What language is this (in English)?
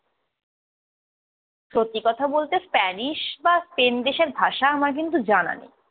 Bangla